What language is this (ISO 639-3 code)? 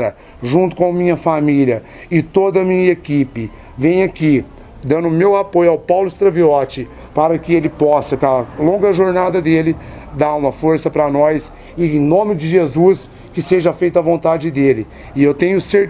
por